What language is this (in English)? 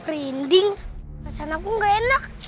Indonesian